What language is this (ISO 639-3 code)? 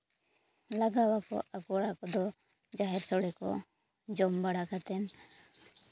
sat